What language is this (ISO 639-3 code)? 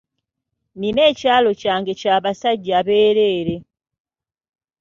lug